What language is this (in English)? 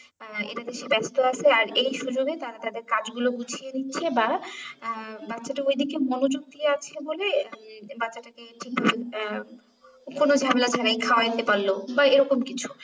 Bangla